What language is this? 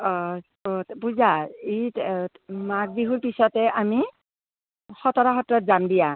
Assamese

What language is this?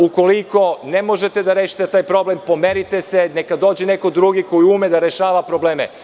Serbian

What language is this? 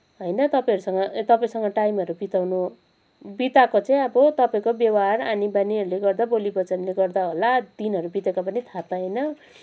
Nepali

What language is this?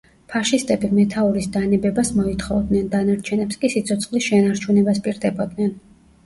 Georgian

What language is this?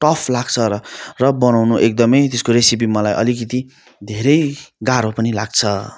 Nepali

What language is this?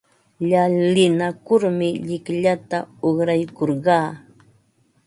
Ambo-Pasco Quechua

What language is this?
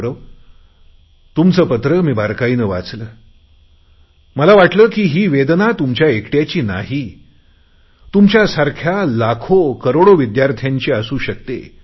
Marathi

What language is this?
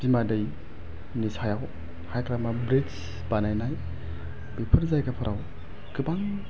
Bodo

